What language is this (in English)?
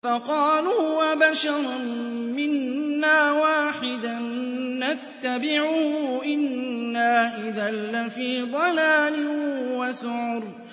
Arabic